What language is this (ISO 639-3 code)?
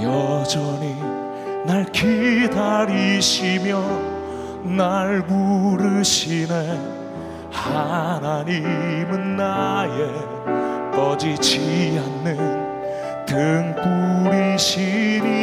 kor